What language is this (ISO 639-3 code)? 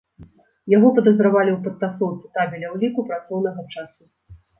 bel